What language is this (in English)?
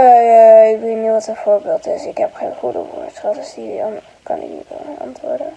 Dutch